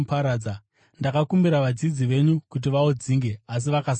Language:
Shona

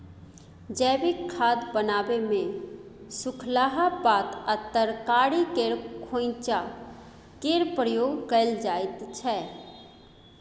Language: Maithili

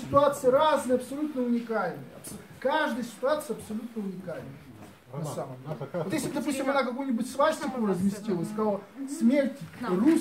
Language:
Russian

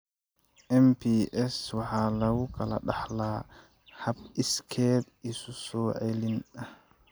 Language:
Somali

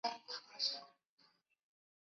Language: Chinese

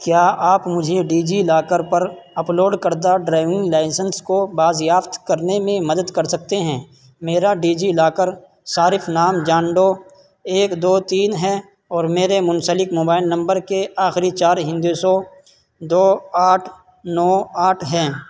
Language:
Urdu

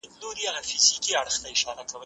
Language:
Pashto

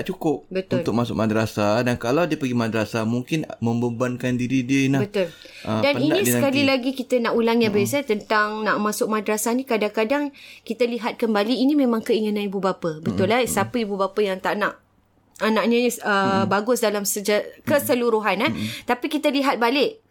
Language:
Malay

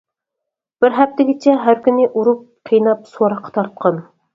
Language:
Uyghur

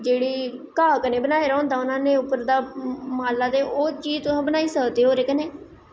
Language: Dogri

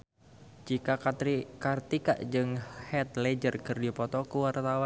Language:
Sundanese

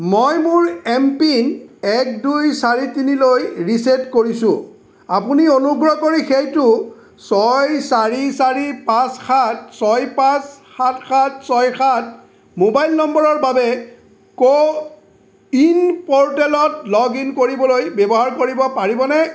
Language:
Assamese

